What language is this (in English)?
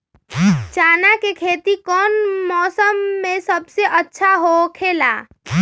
Magahi